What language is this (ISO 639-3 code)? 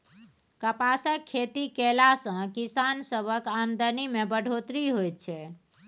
mai